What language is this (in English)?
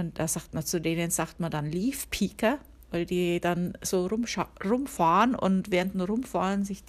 German